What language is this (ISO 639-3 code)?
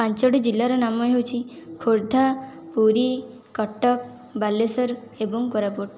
ori